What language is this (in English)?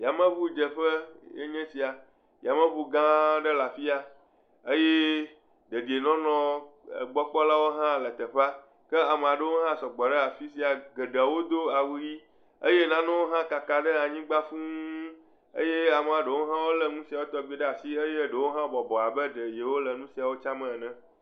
Ewe